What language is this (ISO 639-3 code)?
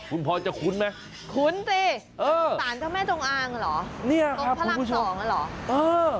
tha